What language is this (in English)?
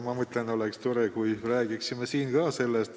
Estonian